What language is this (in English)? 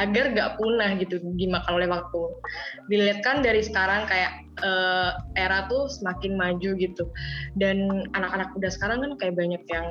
Indonesian